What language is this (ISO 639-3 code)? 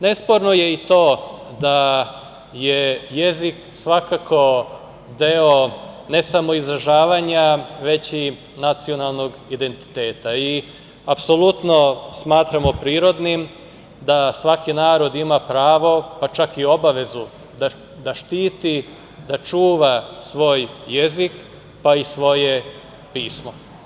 srp